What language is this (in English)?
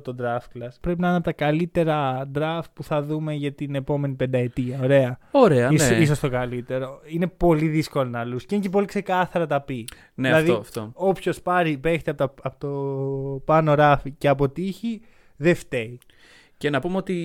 Greek